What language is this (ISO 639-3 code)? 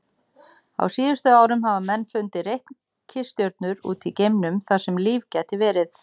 isl